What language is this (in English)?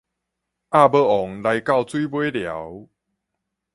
Min Nan Chinese